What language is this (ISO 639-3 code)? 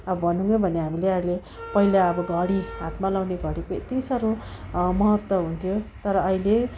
nep